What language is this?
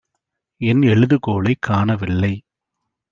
Tamil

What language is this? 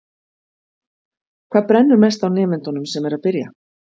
Icelandic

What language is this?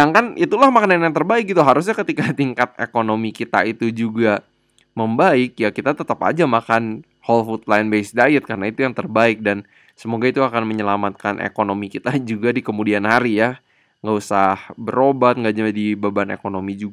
Indonesian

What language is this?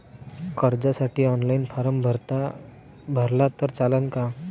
Marathi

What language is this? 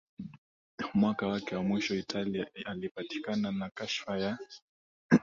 Swahili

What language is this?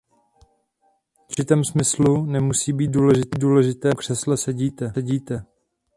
Czech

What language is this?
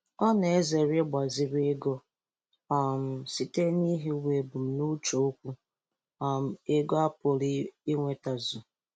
Igbo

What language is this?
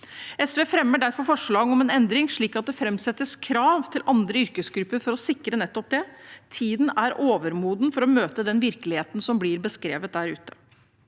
Norwegian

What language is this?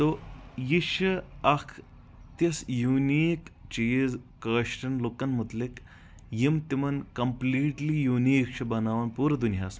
Kashmiri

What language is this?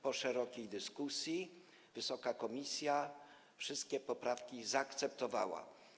Polish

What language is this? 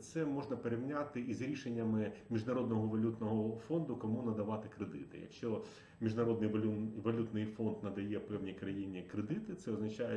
Ukrainian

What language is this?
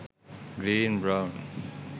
Sinhala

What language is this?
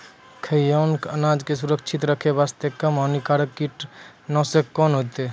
Maithili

